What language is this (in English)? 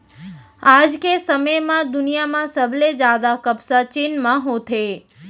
Chhattisgarhi